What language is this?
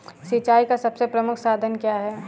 Hindi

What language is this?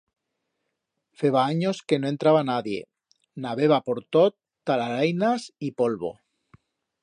Aragonese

